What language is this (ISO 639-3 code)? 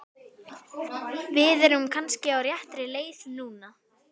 isl